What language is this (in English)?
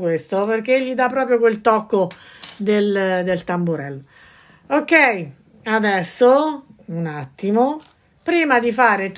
Italian